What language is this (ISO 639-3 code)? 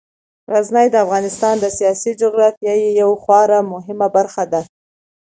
pus